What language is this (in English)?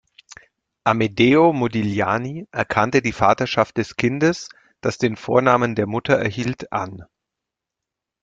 German